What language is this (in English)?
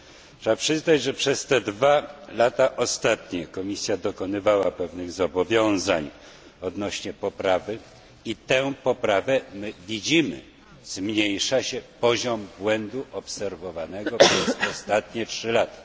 Polish